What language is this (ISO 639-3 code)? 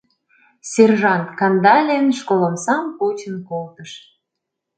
chm